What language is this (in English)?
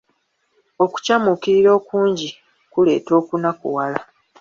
Ganda